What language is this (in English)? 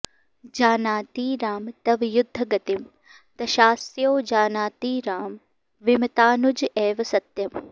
Sanskrit